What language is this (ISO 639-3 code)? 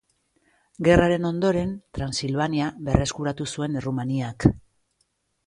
eus